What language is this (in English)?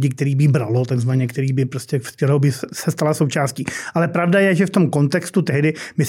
Czech